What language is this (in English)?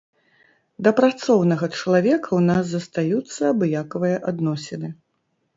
Belarusian